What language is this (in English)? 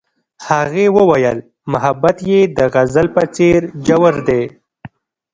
Pashto